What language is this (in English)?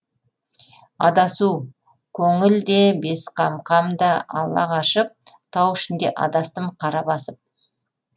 Kazakh